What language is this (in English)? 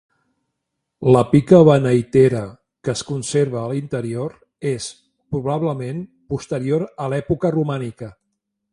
Catalan